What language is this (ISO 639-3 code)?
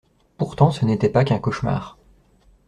fra